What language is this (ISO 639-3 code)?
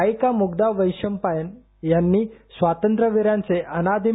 mar